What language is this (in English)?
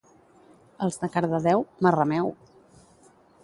Catalan